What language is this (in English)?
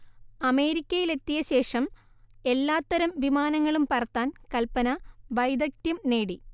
Malayalam